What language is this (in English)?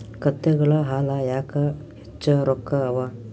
Kannada